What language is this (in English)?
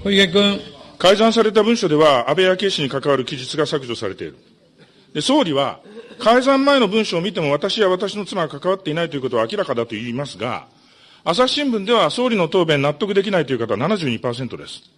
Japanese